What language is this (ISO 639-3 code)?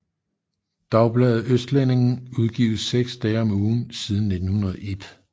dan